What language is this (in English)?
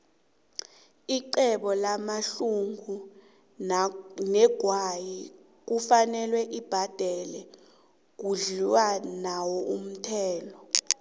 South Ndebele